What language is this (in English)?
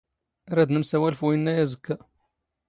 Standard Moroccan Tamazight